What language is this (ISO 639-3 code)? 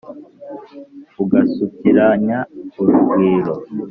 kin